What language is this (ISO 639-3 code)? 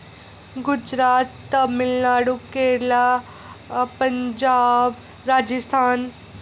doi